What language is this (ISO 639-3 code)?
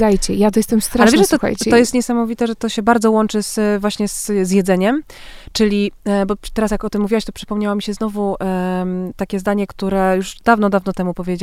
pol